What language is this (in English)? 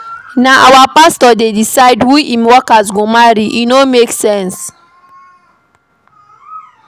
Nigerian Pidgin